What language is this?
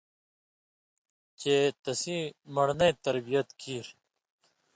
Indus Kohistani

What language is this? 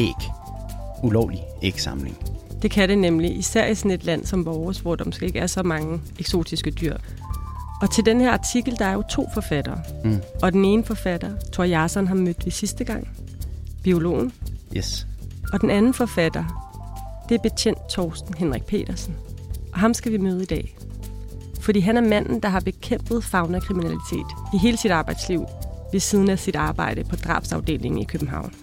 Danish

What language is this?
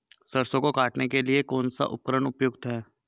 Hindi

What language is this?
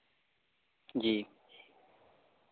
Urdu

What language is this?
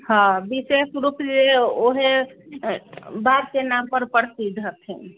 Maithili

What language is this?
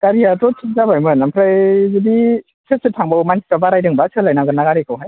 Bodo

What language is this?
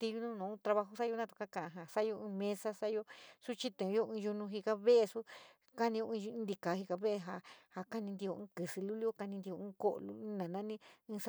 San Miguel El Grande Mixtec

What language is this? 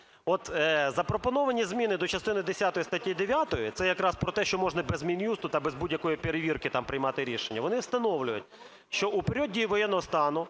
Ukrainian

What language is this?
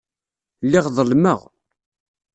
Kabyle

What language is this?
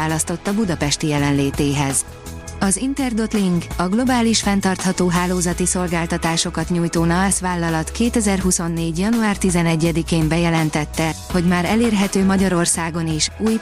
Hungarian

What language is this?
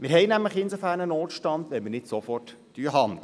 Swiss German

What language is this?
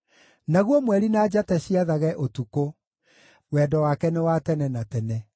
Kikuyu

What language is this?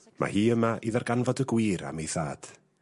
Welsh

